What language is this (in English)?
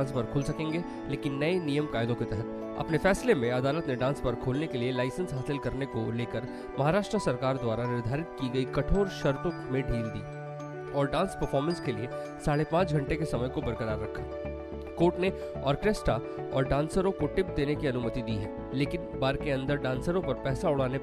Hindi